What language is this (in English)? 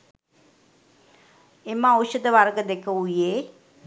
Sinhala